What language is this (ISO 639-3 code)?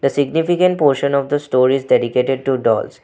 eng